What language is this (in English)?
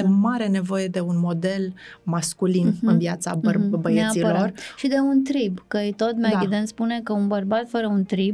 Romanian